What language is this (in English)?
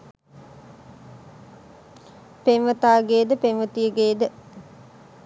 Sinhala